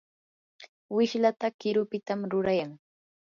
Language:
Yanahuanca Pasco Quechua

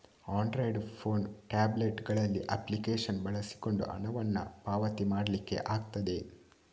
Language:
Kannada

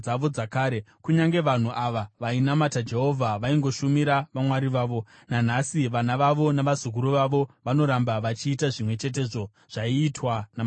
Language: Shona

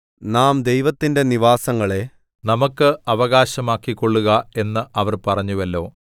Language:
Malayalam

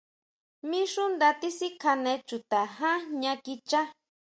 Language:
Huautla Mazatec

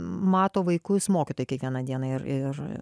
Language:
Lithuanian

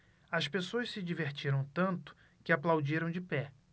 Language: Portuguese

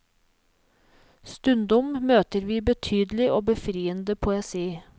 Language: Norwegian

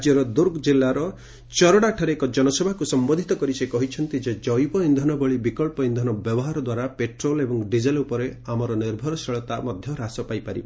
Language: Odia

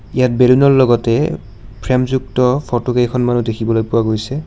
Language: Assamese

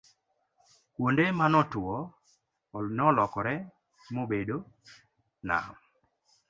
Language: Luo (Kenya and Tanzania)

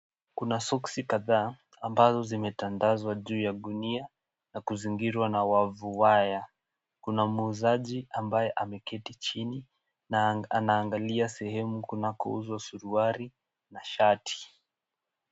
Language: Swahili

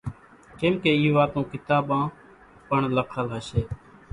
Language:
Kachi Koli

